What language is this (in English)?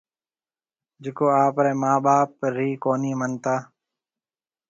Marwari (Pakistan)